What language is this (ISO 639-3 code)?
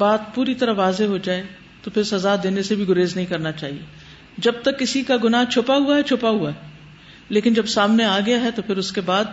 urd